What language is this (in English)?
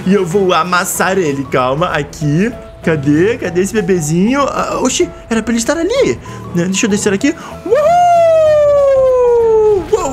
Portuguese